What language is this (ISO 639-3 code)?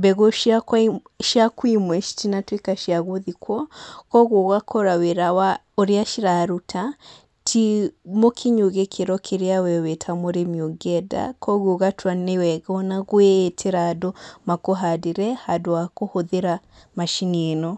kik